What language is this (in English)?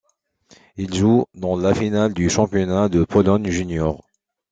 French